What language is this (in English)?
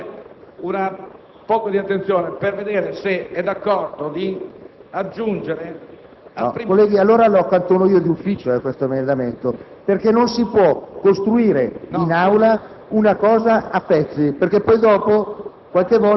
Italian